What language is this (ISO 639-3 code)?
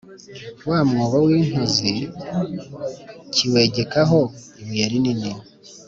kin